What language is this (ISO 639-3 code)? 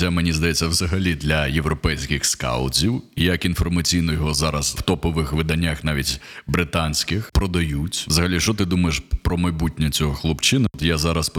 ukr